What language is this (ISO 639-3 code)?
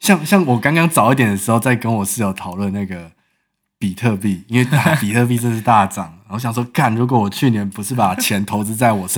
zho